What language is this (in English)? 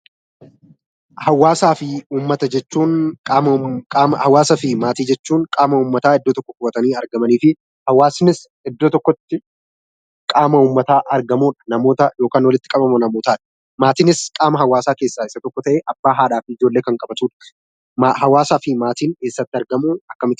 Oromo